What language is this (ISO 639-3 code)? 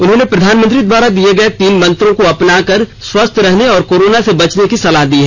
hin